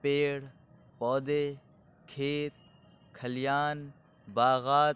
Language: Urdu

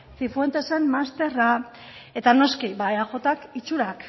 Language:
Basque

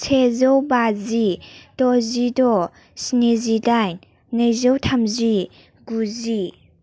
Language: Bodo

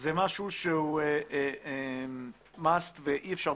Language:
Hebrew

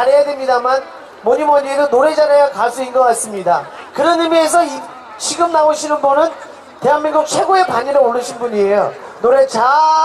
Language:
Korean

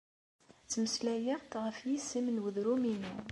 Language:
Kabyle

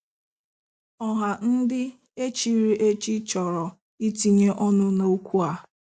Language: Igbo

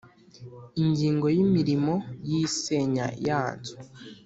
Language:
Kinyarwanda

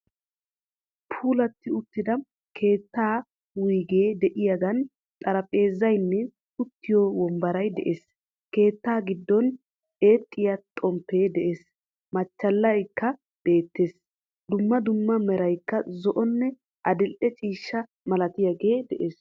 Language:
Wolaytta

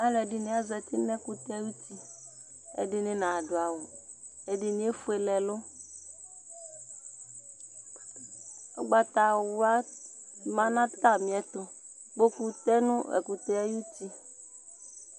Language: Ikposo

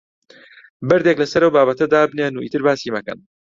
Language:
Central Kurdish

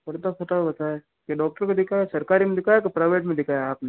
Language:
Hindi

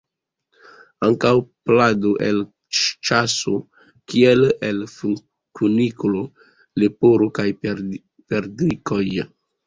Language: Esperanto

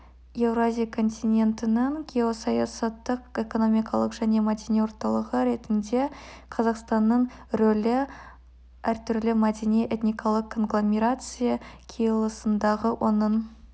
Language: Kazakh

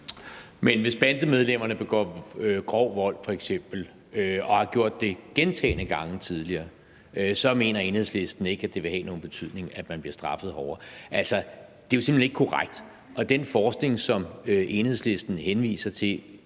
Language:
Danish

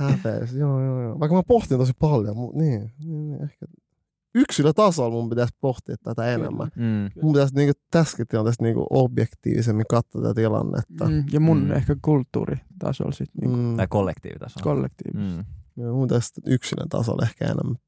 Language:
Finnish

